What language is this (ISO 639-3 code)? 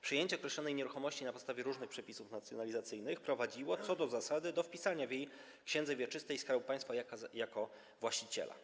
pol